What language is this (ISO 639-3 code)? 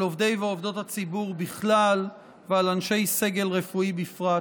heb